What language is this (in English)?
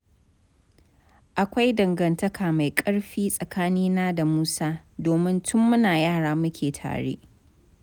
Hausa